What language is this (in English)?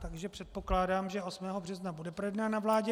Czech